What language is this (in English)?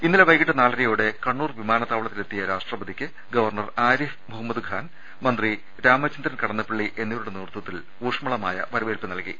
Malayalam